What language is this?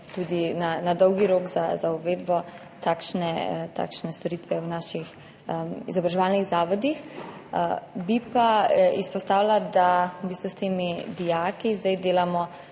Slovenian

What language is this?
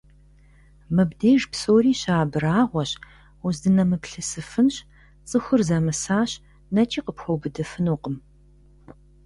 Kabardian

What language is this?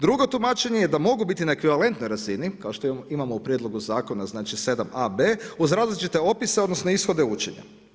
Croatian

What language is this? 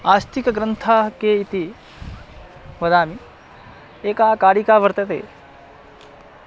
Sanskrit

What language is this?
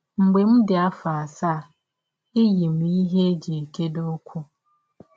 Igbo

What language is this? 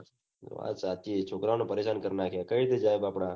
Gujarati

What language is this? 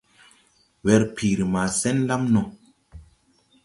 Tupuri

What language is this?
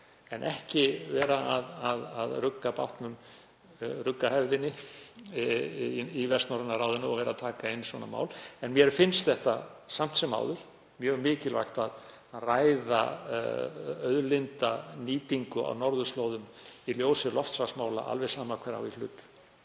Icelandic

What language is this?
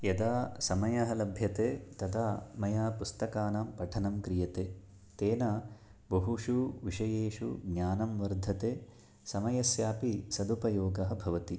Sanskrit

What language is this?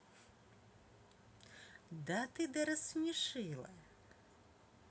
Russian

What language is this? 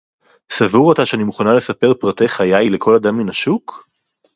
Hebrew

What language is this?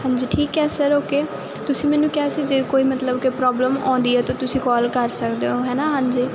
Punjabi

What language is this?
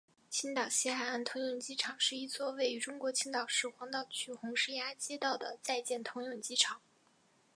Chinese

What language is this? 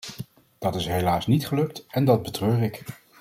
Dutch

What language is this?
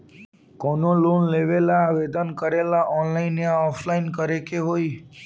Bhojpuri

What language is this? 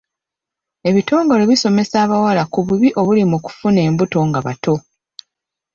Ganda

